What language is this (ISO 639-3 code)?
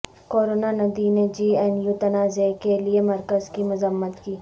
urd